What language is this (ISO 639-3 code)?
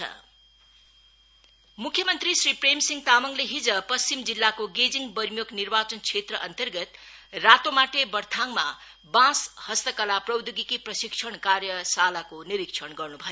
nep